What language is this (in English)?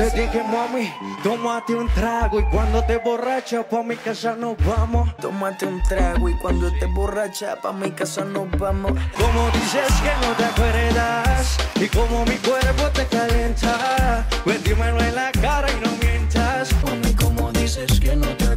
Romanian